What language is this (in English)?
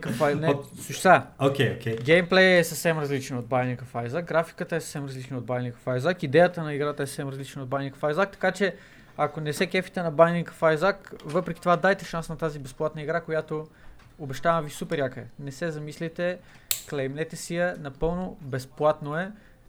Bulgarian